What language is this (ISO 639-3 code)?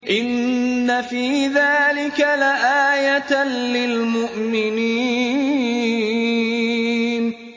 ara